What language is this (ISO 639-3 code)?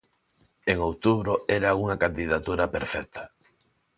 glg